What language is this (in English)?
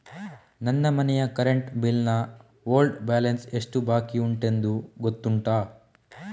Kannada